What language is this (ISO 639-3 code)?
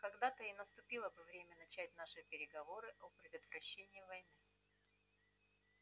rus